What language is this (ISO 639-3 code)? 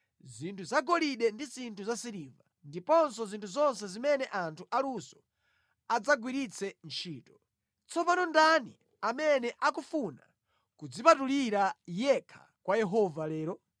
nya